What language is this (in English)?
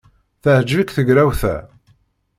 Kabyle